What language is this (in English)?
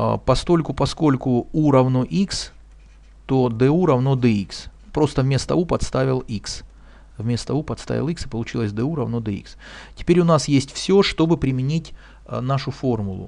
Russian